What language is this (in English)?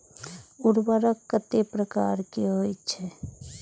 Maithili